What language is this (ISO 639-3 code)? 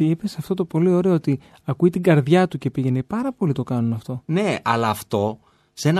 ell